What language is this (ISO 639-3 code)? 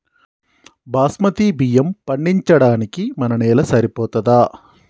tel